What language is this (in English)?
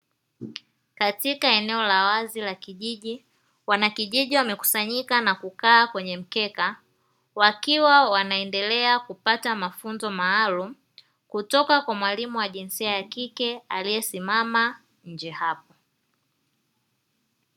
Swahili